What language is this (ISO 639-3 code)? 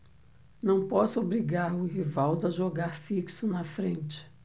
por